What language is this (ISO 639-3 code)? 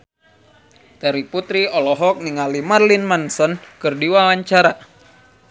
sun